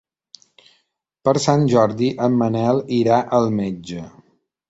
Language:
Catalan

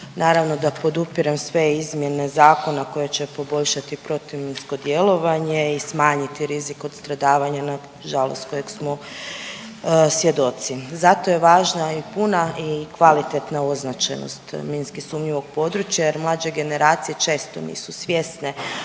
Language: Croatian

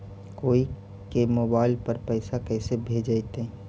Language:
Magahi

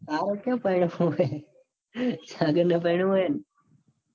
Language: Gujarati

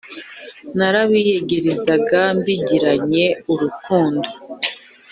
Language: Kinyarwanda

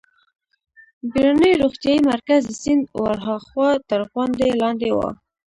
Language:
Pashto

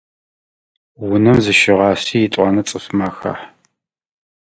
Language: Adyghe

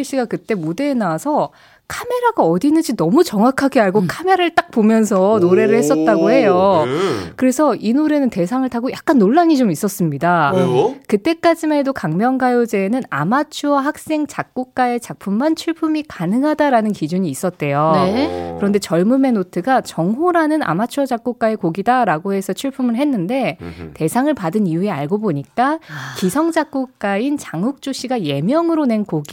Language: Korean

